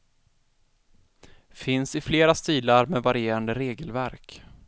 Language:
Swedish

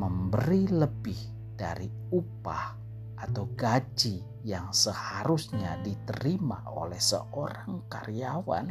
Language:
Indonesian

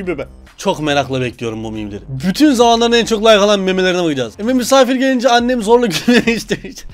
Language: Turkish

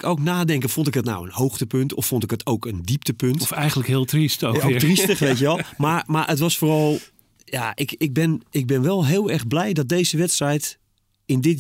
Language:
Dutch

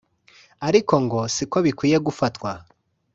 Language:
Kinyarwanda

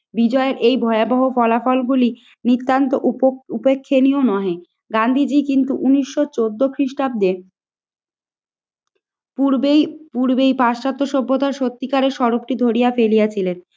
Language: Bangla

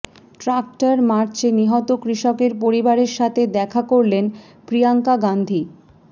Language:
Bangla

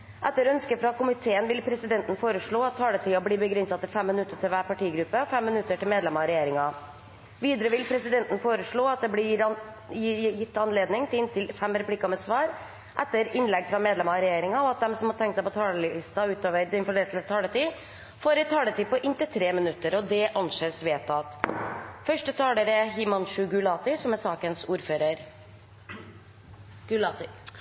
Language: Norwegian Bokmål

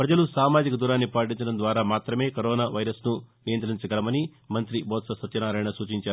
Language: Telugu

